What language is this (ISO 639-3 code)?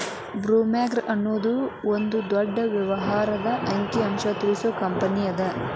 kan